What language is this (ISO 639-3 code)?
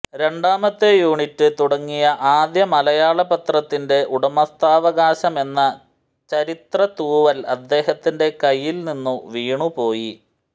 mal